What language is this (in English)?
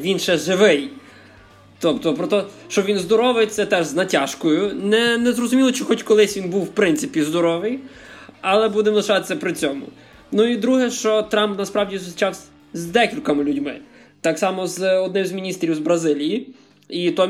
Ukrainian